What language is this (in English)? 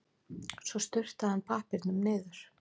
Icelandic